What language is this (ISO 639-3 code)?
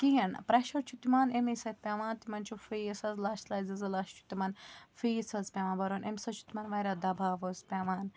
kas